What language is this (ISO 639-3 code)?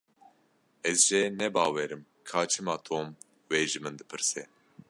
kur